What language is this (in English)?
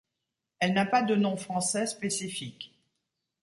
French